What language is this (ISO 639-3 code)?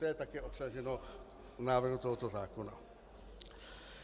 ces